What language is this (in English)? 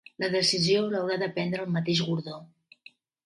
Catalan